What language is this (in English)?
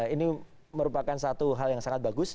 Indonesian